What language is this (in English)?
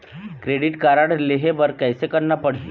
Chhattisgarhi